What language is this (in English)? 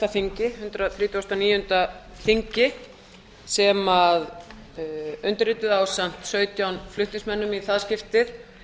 Icelandic